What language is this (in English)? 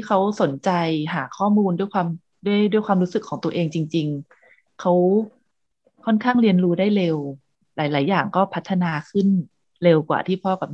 Thai